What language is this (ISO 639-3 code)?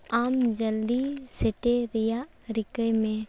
sat